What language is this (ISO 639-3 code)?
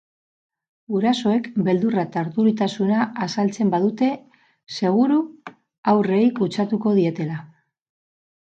eus